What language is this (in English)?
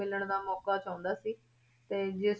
Punjabi